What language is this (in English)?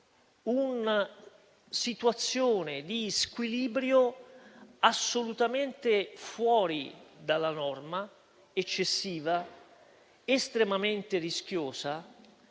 Italian